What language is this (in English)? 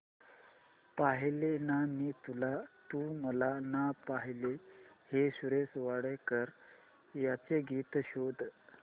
Marathi